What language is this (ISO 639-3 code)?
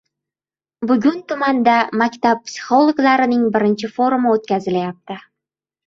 uzb